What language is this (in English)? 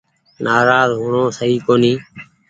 Goaria